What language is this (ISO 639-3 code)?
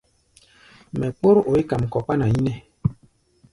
gba